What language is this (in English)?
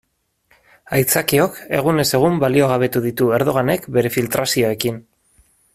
Basque